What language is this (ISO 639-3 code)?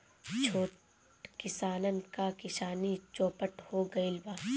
bho